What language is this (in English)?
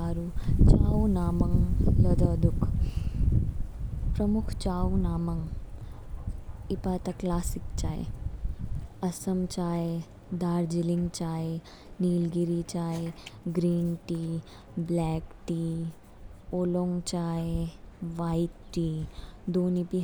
Kinnauri